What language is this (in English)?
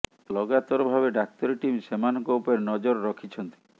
Odia